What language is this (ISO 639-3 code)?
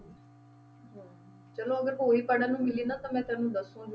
pan